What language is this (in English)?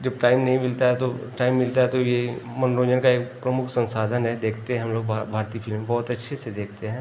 Hindi